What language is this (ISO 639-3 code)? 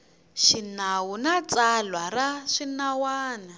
tso